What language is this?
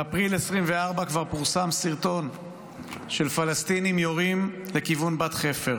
Hebrew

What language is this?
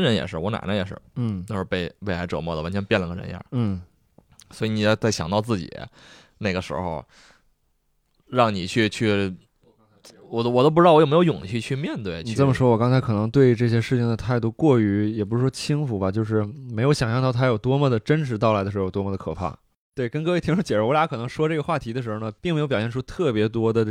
Chinese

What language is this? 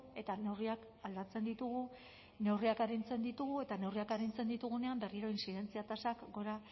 Basque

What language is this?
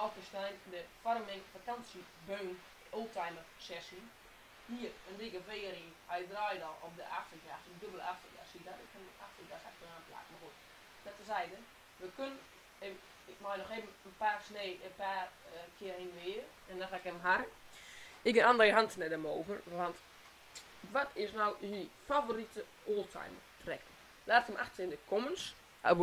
Dutch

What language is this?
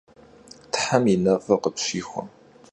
Kabardian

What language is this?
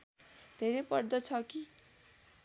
Nepali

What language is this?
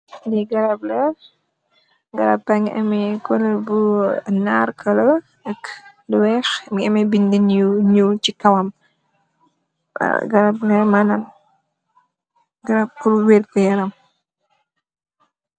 Wolof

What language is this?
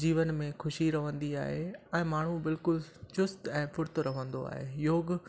Sindhi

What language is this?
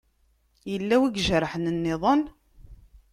Kabyle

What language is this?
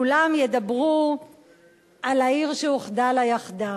Hebrew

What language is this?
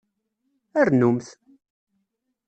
Kabyle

